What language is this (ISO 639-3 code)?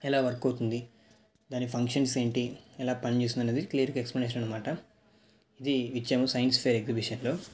tel